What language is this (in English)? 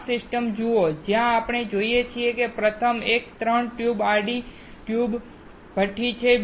Gujarati